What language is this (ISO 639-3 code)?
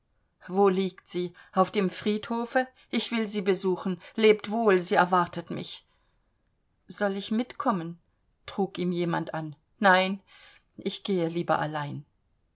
deu